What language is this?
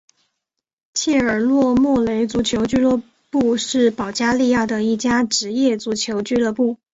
Chinese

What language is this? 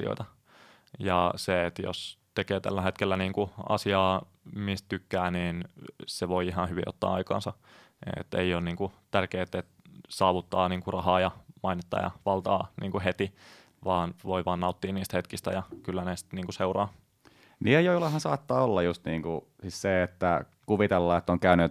Finnish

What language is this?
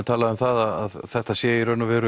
Icelandic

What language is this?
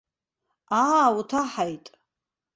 Abkhazian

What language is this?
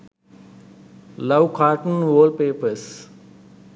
Sinhala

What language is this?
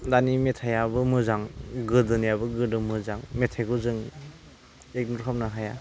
Bodo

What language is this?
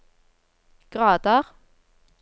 Norwegian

